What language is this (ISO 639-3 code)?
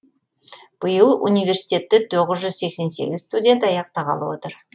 kaz